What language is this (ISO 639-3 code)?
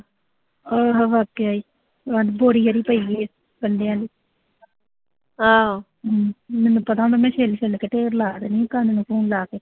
pan